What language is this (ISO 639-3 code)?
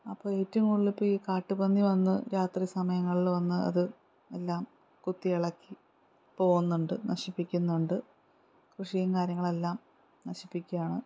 mal